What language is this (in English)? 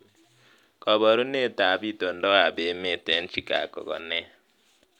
Kalenjin